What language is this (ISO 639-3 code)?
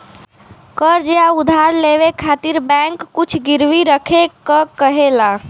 bho